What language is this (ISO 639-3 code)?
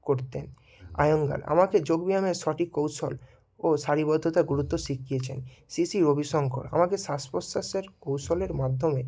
ben